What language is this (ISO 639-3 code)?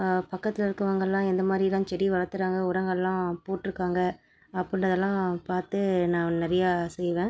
tam